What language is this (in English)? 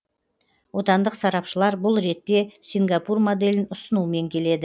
Kazakh